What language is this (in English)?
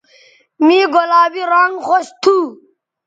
Bateri